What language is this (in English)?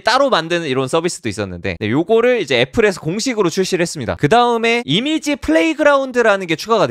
Korean